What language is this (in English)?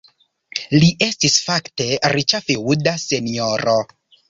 Esperanto